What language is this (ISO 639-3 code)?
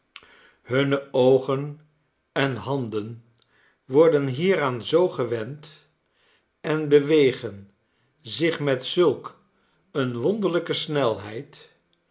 nld